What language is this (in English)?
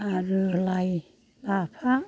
Bodo